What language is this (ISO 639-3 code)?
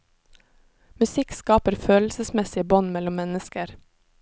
nor